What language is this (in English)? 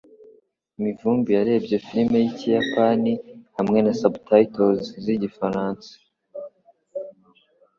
Kinyarwanda